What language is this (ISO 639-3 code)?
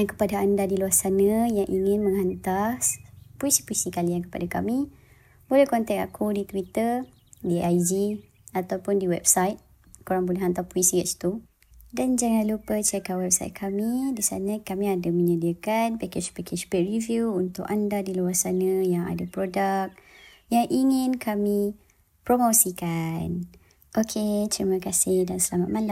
msa